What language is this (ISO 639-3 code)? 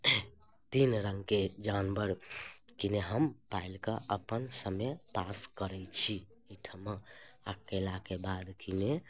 mai